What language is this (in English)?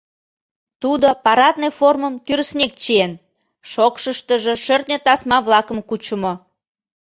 Mari